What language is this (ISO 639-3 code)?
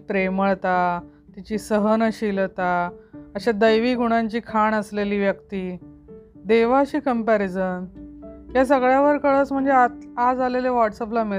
mar